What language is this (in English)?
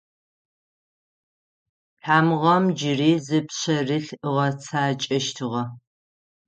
Adyghe